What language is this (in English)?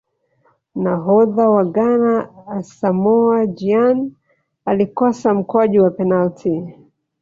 Swahili